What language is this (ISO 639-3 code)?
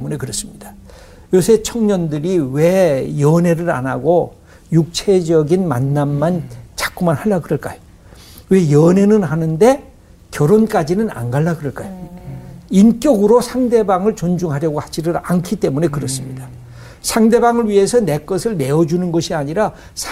kor